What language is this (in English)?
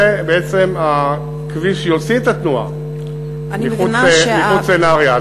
Hebrew